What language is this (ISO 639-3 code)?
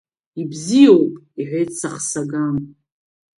abk